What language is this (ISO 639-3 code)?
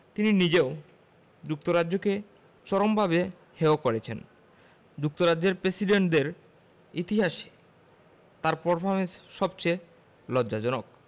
ben